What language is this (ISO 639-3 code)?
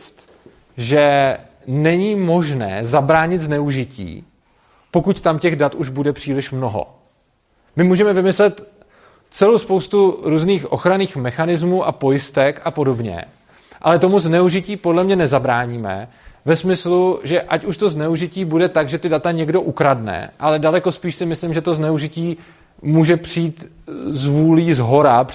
ces